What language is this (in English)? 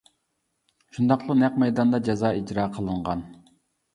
Uyghur